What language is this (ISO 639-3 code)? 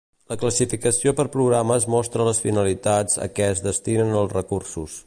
cat